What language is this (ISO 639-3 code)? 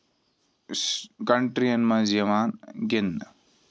kas